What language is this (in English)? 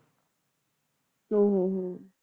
Punjabi